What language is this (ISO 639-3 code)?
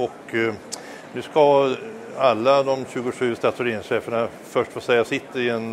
swe